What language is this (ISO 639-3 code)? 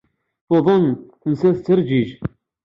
kab